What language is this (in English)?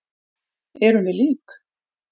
Icelandic